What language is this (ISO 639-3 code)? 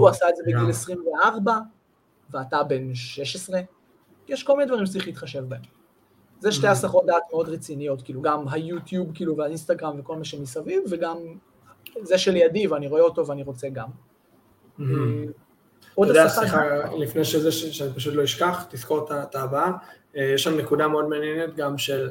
heb